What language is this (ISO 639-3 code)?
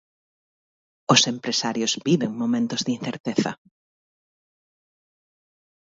glg